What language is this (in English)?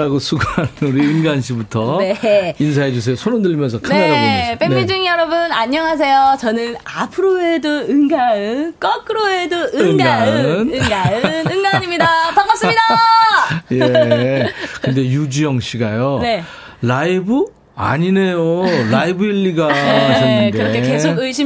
Korean